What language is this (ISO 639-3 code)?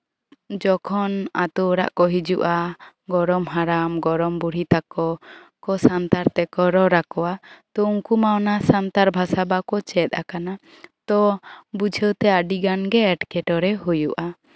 sat